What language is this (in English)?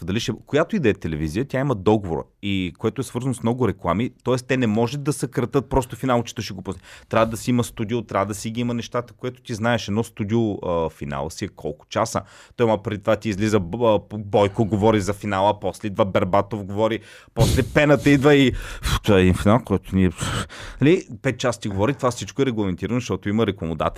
Bulgarian